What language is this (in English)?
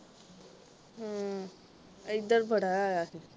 Punjabi